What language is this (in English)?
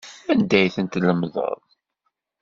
Kabyle